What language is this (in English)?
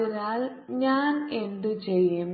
Malayalam